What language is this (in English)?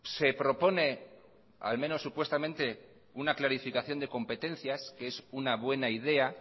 Spanish